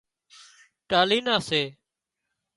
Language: Wadiyara Koli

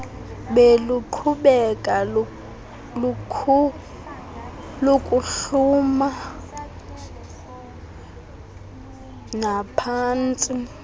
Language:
Xhosa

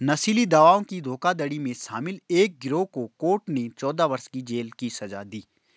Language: Hindi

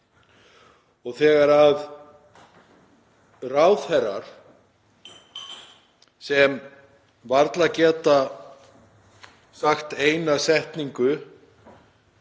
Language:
Icelandic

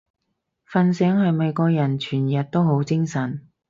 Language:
Cantonese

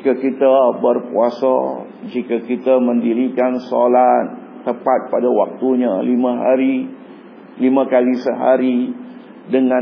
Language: Malay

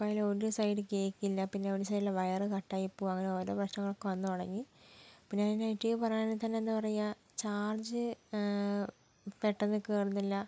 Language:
Malayalam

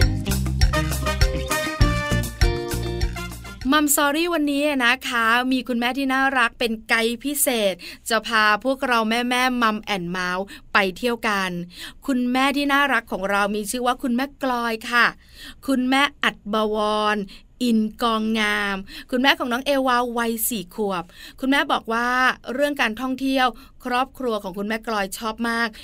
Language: Thai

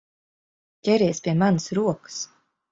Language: Latvian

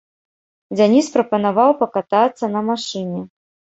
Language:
Belarusian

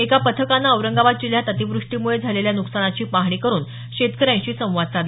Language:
Marathi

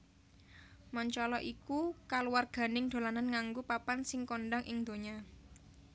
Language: Javanese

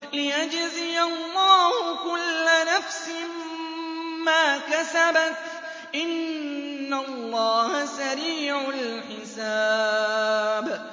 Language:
Arabic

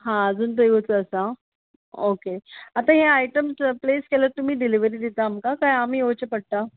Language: Konkani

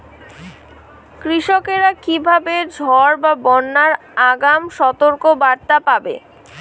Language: Bangla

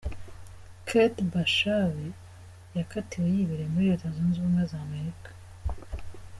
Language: Kinyarwanda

